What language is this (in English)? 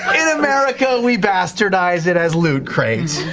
English